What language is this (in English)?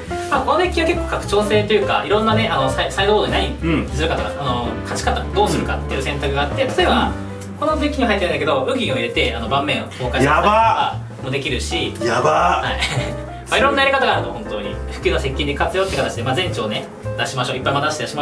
Japanese